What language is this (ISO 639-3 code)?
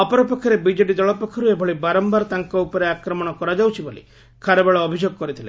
ori